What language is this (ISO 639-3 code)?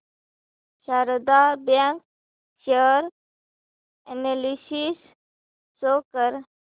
mar